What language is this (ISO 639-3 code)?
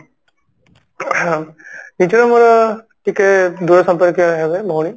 ori